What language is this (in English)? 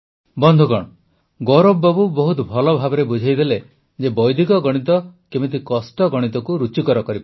Odia